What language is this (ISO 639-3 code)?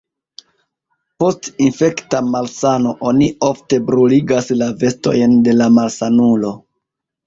epo